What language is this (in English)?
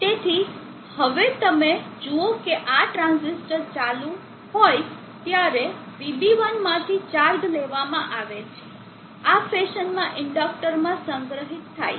Gujarati